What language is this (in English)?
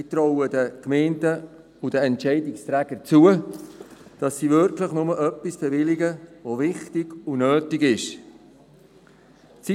Swiss German